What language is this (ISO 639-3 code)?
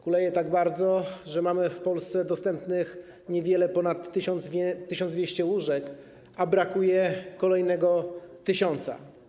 pol